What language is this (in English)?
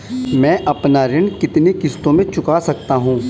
Hindi